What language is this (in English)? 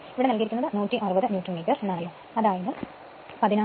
Malayalam